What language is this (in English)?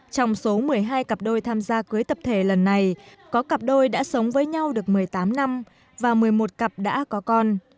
Vietnamese